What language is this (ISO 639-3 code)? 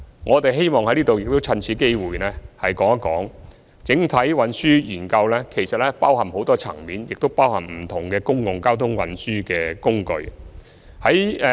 yue